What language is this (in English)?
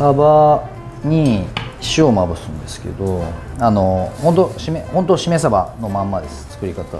Japanese